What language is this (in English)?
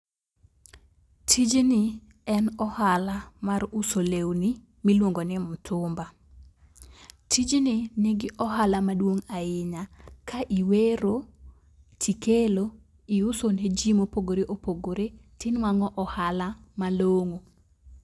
Luo (Kenya and Tanzania)